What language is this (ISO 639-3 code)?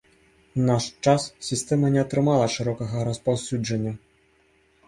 bel